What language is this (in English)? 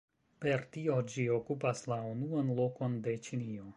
Esperanto